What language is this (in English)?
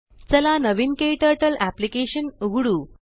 Marathi